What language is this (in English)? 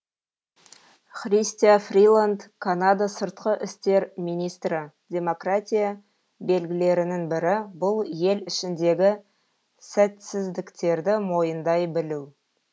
Kazakh